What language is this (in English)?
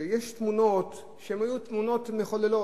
Hebrew